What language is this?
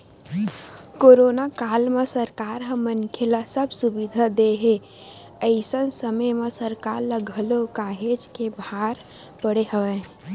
Chhattisgarhi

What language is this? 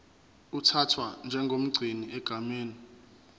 Zulu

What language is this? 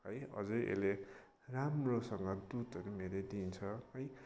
Nepali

